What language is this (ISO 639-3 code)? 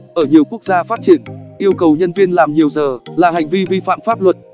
vie